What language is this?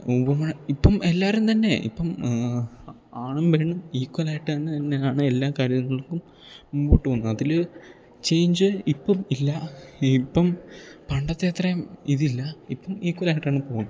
Malayalam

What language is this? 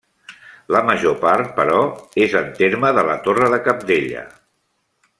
Catalan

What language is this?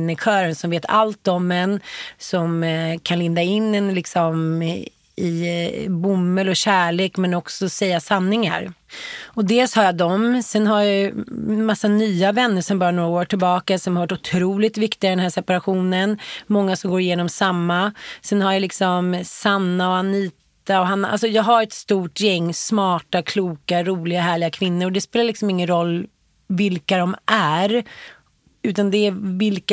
Swedish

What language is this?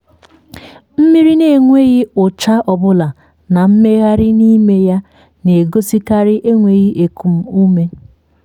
Igbo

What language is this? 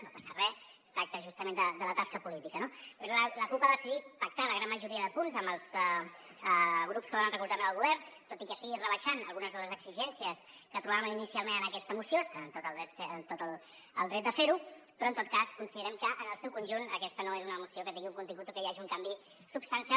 Catalan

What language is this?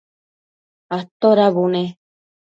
Matsés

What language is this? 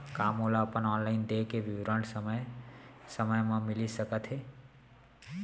Chhattisgarhi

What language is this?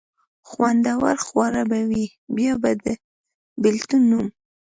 Pashto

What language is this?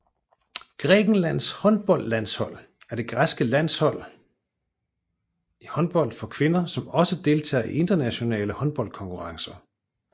Danish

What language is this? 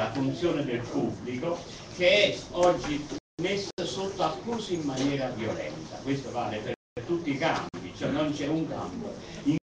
Italian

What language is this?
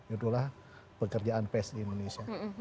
Indonesian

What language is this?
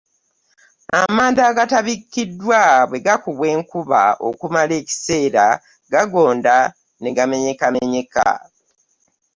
Ganda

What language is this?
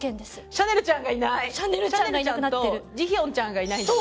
Japanese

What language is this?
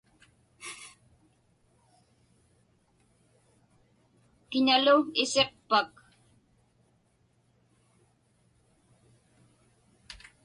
Inupiaq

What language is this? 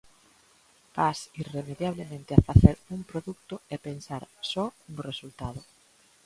Galician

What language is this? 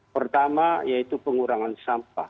Indonesian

